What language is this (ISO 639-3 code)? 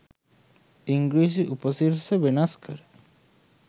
sin